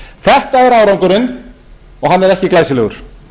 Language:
Icelandic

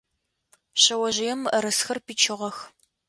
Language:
Adyghe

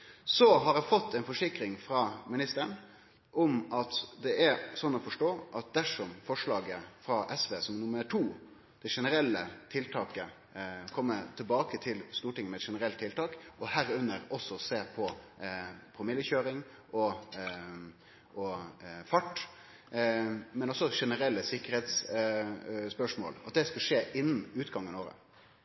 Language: Norwegian Nynorsk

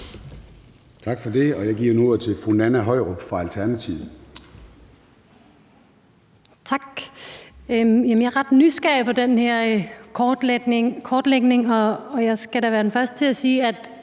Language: Danish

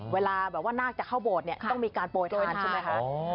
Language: Thai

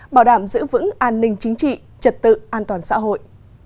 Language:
Vietnamese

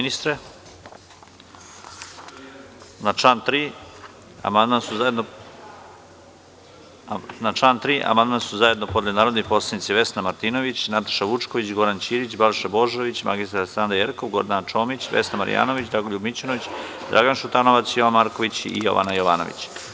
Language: Serbian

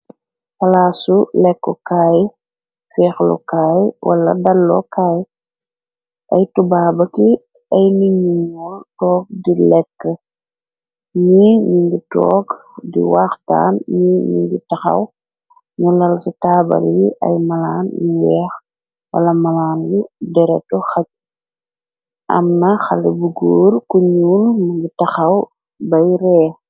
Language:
Wolof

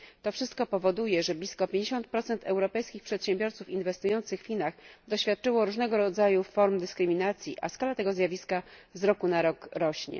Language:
Polish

